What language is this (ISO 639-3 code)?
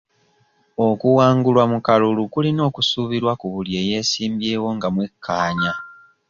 lug